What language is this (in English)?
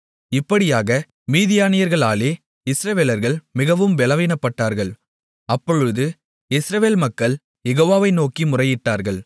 Tamil